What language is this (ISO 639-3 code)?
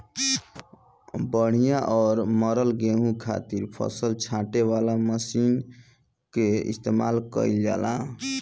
bho